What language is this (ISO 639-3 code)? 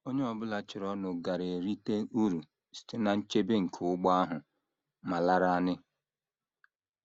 ibo